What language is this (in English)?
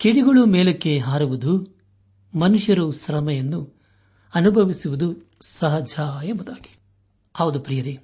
Kannada